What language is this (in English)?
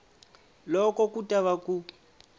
Tsonga